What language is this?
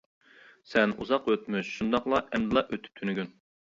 Uyghur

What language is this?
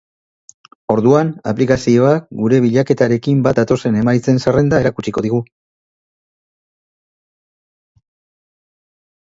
Basque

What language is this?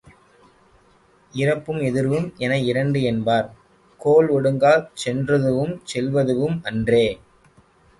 Tamil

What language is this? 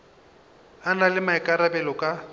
Northern Sotho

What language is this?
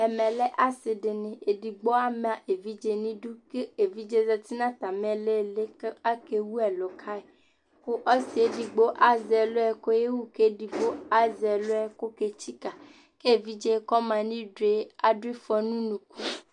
Ikposo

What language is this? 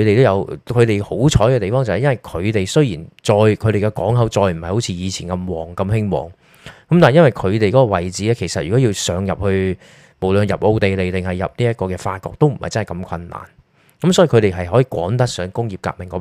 Chinese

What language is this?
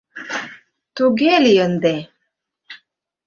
Mari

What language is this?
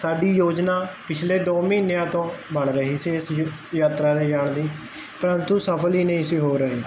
Punjabi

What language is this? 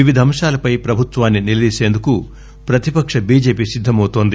Telugu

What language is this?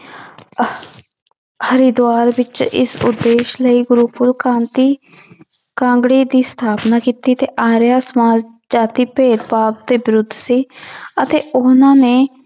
Punjabi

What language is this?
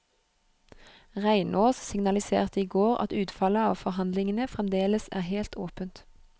Norwegian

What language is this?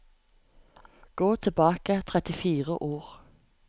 Norwegian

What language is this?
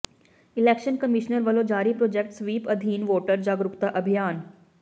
Punjabi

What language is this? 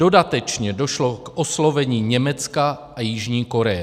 Czech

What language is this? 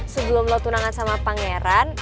Indonesian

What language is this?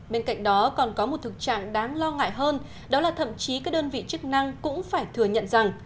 Vietnamese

